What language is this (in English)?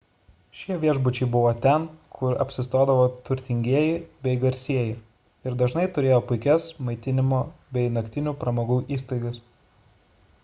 Lithuanian